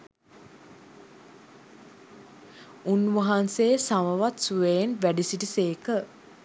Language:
Sinhala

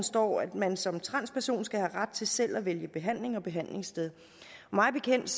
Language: Danish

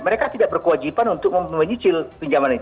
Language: Indonesian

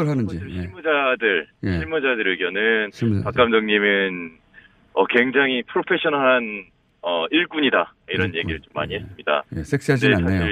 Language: Korean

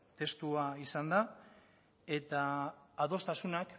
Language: Basque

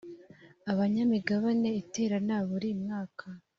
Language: Kinyarwanda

